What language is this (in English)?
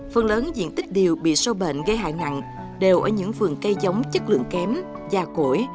Vietnamese